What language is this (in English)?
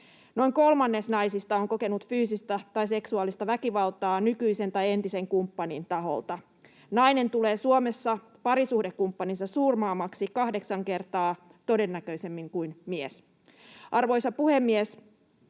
Finnish